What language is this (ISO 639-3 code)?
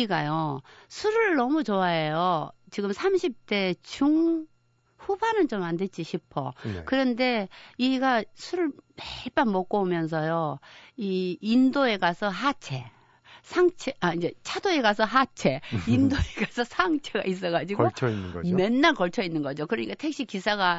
kor